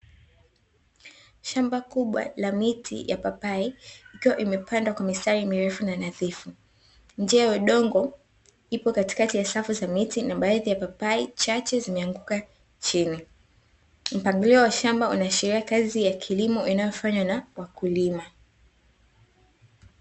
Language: Swahili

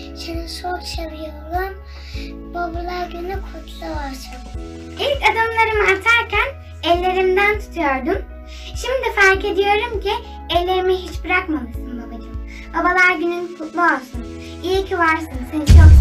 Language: Turkish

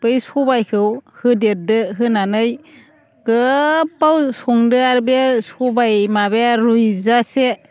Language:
Bodo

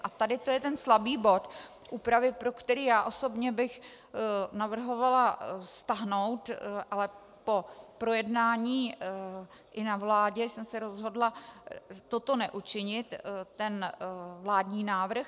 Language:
Czech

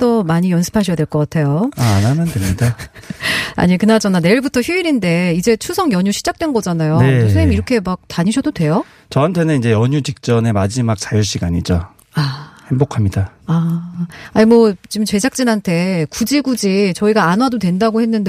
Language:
Korean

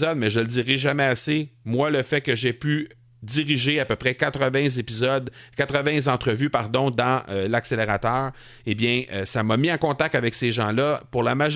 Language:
French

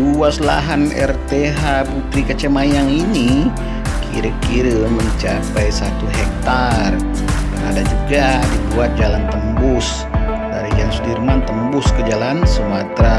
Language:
Indonesian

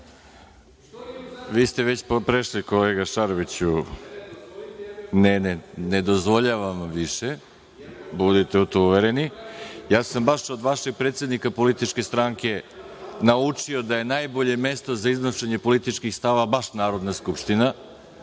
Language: Serbian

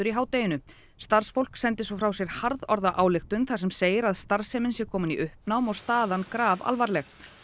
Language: Icelandic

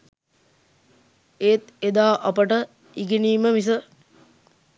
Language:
Sinhala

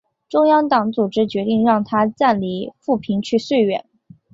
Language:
Chinese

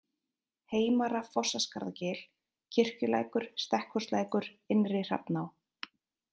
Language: Icelandic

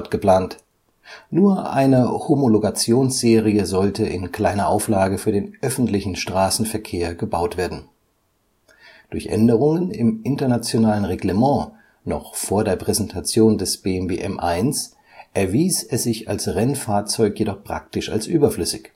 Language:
German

